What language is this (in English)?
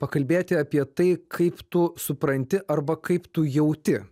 Lithuanian